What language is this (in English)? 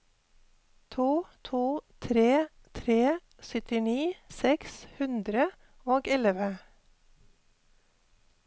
Norwegian